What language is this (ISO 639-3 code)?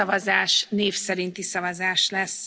hun